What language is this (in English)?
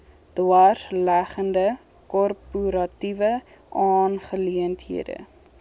Afrikaans